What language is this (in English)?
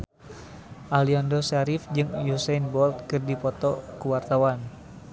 Sundanese